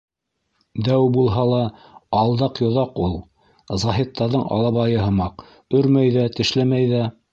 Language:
Bashkir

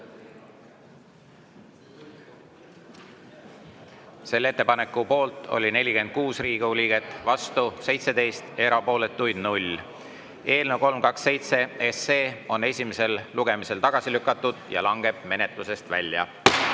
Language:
Estonian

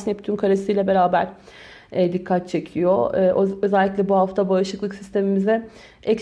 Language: Turkish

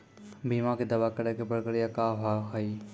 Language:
Maithili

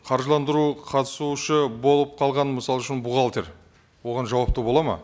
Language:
Kazakh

